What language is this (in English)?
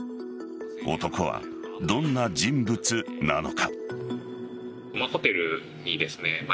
Japanese